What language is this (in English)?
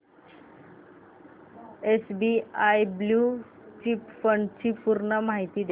Marathi